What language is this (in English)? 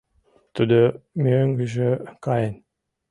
Mari